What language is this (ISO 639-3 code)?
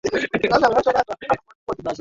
swa